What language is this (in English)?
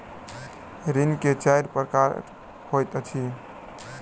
Maithili